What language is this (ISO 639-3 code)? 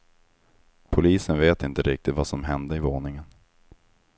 swe